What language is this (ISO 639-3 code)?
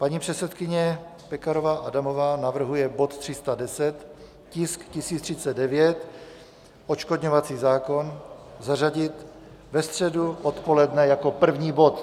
ces